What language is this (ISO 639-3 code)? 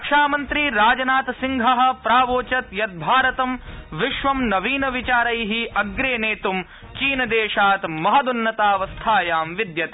san